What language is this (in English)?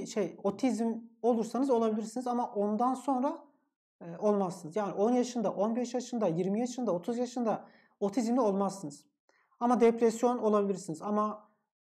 Turkish